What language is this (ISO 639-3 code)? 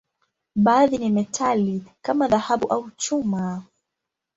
swa